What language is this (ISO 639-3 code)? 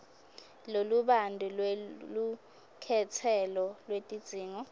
ssw